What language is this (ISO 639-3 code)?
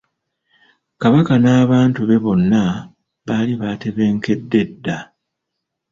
lug